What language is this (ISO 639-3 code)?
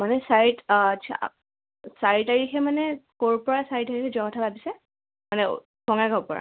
asm